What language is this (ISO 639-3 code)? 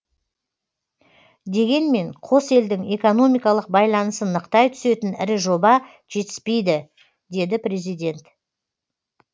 kaz